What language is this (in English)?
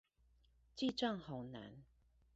Chinese